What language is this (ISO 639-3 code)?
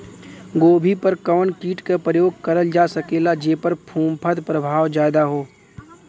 bho